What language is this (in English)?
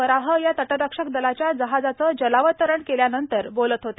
Marathi